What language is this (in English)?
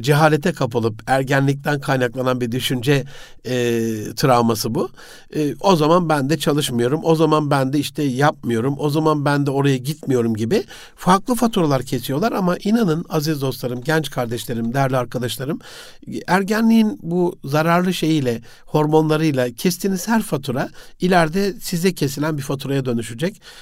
Turkish